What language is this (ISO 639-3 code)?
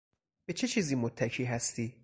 fas